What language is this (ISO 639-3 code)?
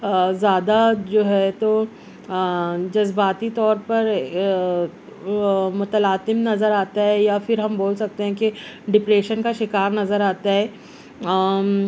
urd